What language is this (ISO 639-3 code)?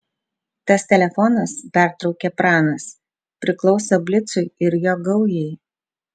lit